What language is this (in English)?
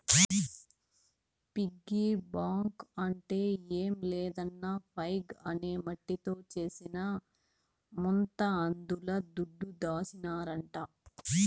Telugu